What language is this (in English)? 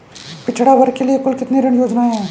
Hindi